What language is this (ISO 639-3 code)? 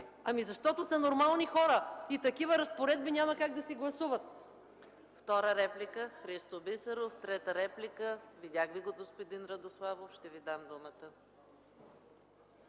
bul